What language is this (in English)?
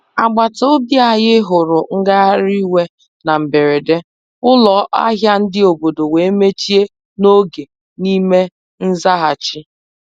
Igbo